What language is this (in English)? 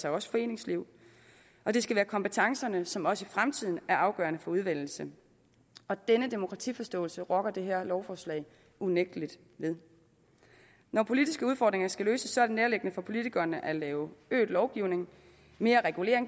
Danish